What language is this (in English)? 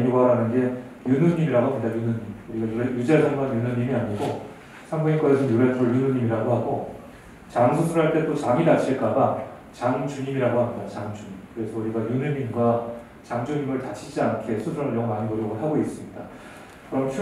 Korean